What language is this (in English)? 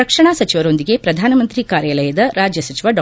Kannada